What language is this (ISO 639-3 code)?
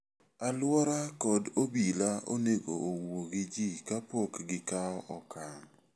luo